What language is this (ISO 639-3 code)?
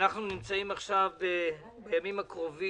heb